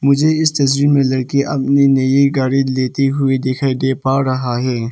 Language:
Hindi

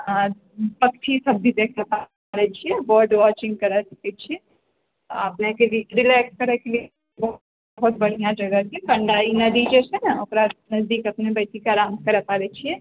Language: Maithili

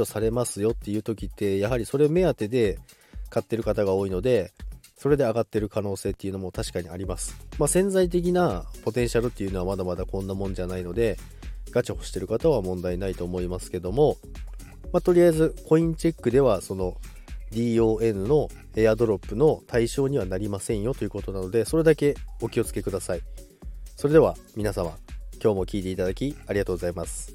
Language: Japanese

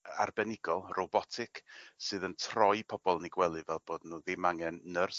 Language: Welsh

